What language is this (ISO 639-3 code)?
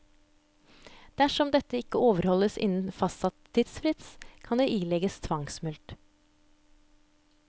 nor